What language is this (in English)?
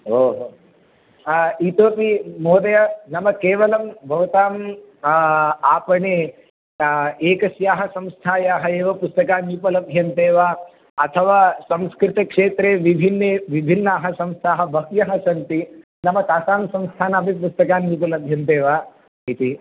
Sanskrit